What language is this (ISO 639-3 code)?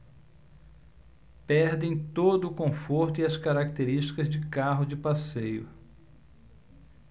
por